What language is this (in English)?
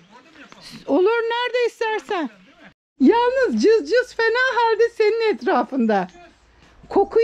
Turkish